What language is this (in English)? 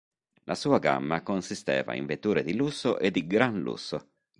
Italian